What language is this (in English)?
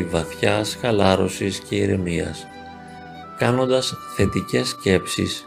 Greek